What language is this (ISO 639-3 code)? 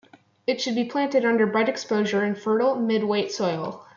eng